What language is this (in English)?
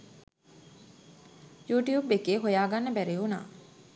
Sinhala